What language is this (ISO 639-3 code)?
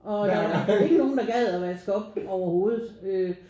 dan